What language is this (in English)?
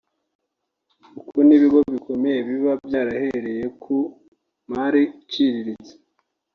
Kinyarwanda